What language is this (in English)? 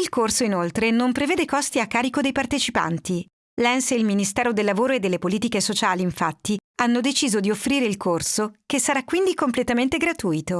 Italian